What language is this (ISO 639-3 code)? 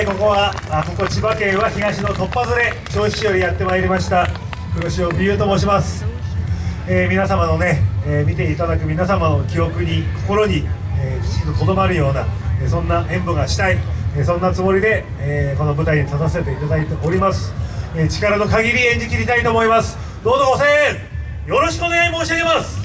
jpn